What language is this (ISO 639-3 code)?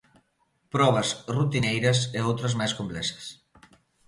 glg